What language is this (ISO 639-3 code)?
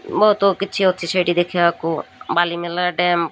ori